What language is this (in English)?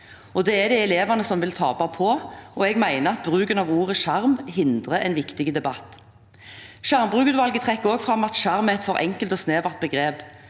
Norwegian